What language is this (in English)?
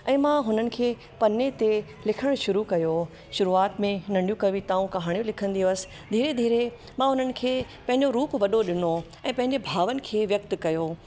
Sindhi